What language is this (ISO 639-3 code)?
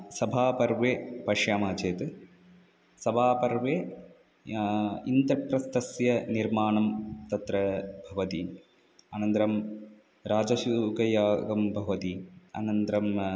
san